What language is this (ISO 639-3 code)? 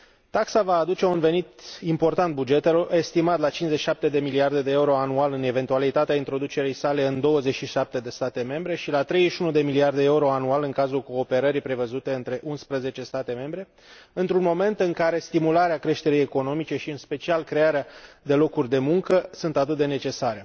ron